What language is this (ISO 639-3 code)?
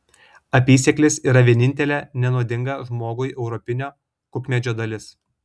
lit